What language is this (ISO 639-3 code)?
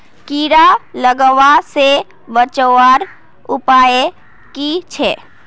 mag